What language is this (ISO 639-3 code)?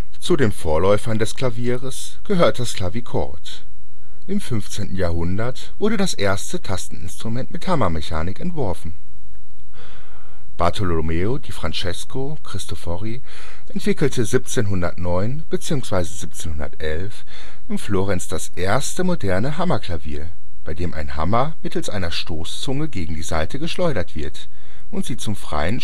deu